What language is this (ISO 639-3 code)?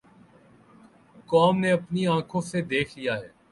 urd